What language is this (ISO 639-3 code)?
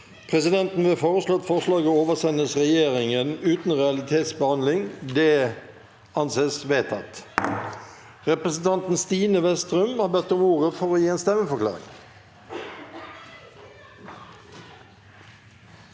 nor